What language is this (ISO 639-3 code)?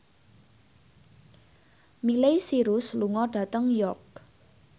jav